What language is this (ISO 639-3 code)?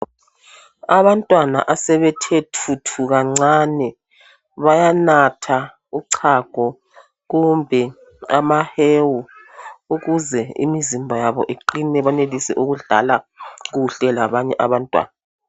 nde